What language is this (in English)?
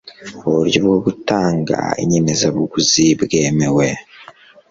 Kinyarwanda